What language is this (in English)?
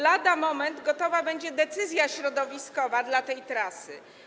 Polish